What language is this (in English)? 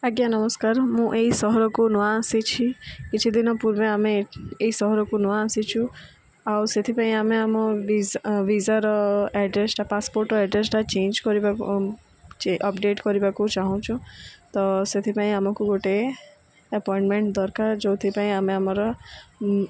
Odia